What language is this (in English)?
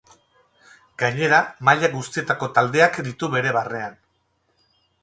Basque